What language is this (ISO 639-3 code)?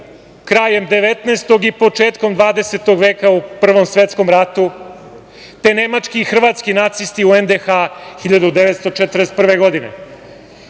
srp